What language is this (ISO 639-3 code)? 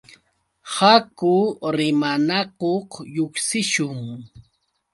qux